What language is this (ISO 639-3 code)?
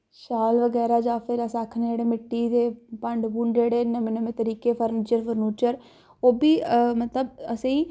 doi